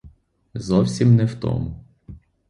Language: Ukrainian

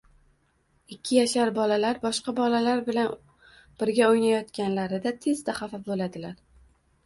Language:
Uzbek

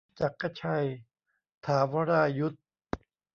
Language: Thai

